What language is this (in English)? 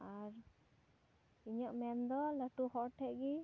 Santali